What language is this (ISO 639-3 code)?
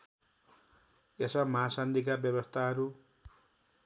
nep